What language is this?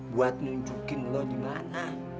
Indonesian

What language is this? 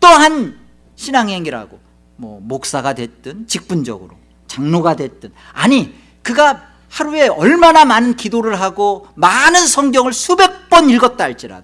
Korean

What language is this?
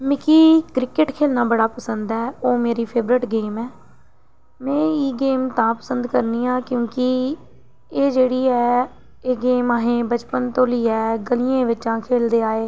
Dogri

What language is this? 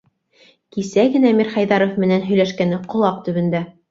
Bashkir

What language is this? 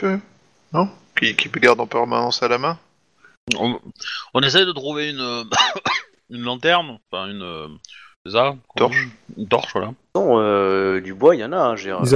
French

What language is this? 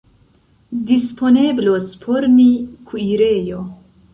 Esperanto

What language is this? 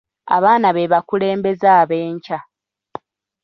Ganda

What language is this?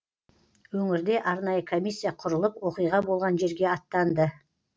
Kazakh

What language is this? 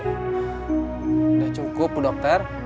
Indonesian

